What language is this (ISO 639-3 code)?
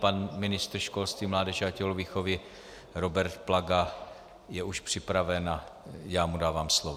ces